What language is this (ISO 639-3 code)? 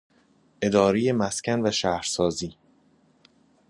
fas